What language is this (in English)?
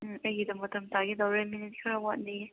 Manipuri